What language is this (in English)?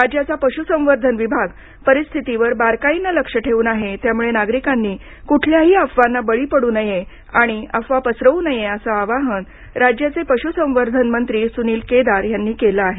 Marathi